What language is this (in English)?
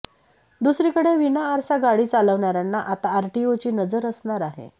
Marathi